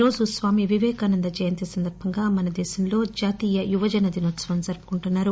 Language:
Telugu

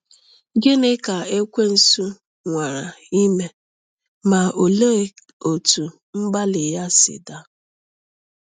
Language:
Igbo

